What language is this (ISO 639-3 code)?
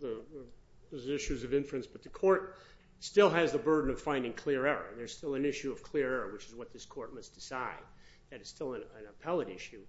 eng